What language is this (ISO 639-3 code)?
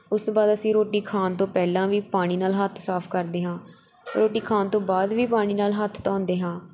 pan